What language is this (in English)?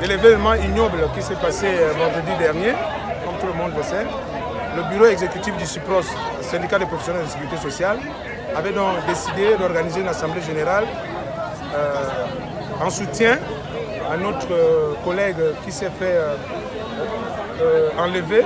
French